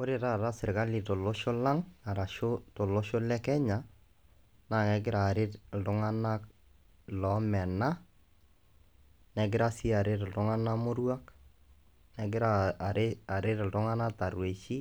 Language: Masai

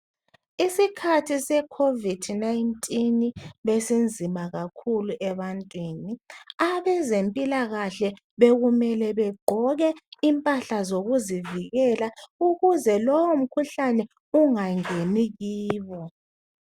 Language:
North Ndebele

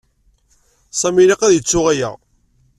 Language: Kabyle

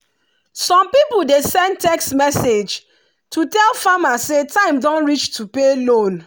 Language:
Nigerian Pidgin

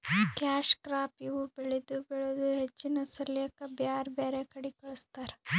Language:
Kannada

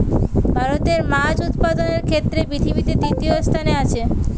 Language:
Bangla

